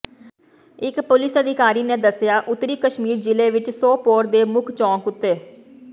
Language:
Punjabi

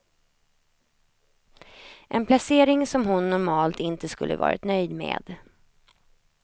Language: Swedish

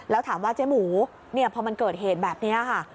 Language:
Thai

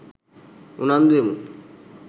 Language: Sinhala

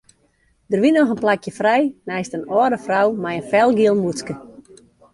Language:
Western Frisian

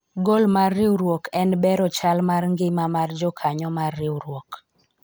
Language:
Luo (Kenya and Tanzania)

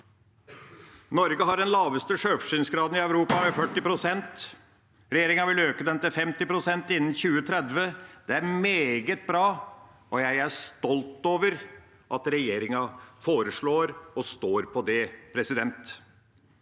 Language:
Norwegian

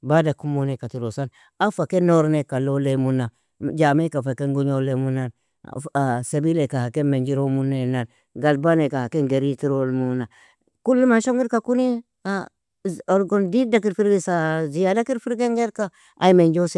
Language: Nobiin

